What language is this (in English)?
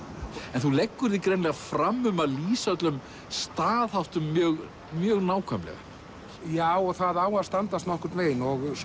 Icelandic